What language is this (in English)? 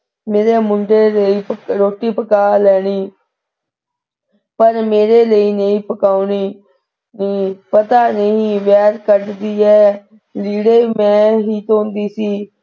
Punjabi